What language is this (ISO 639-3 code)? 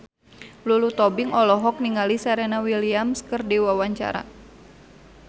sun